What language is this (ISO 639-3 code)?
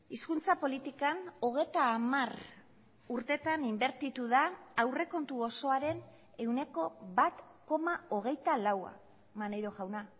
eus